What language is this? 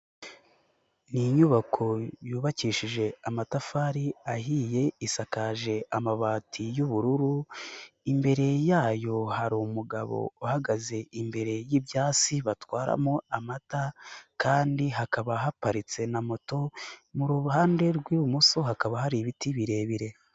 Kinyarwanda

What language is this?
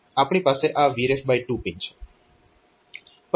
Gujarati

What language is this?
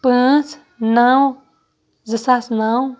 Kashmiri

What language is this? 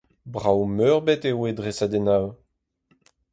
Breton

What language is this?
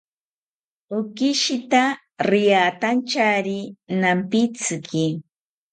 South Ucayali Ashéninka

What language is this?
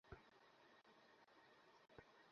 Bangla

